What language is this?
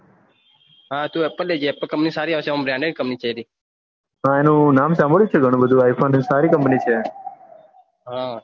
Gujarati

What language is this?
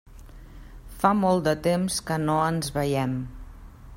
Catalan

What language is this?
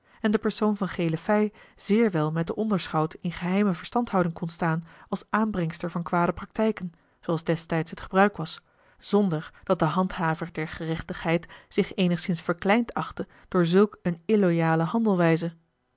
Dutch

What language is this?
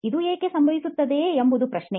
Kannada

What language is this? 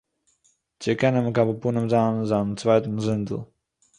Yiddish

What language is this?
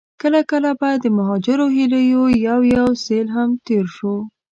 Pashto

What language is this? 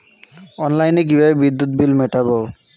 Bangla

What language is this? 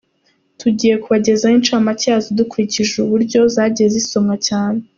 Kinyarwanda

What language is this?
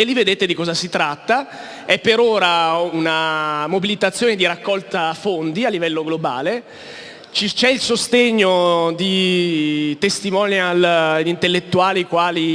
Italian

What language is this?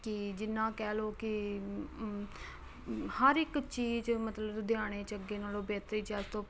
Punjabi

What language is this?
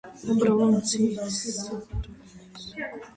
Georgian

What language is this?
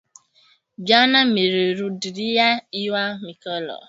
Swahili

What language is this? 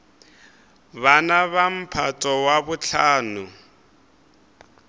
Northern Sotho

